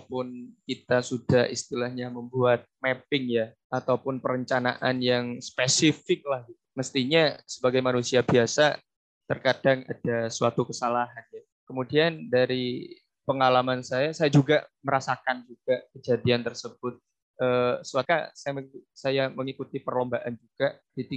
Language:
Indonesian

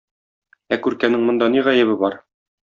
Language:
Tatar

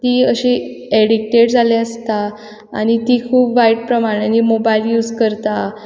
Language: Konkani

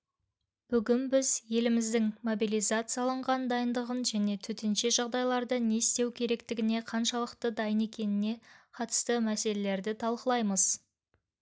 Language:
Kazakh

